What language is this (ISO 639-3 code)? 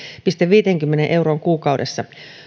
fin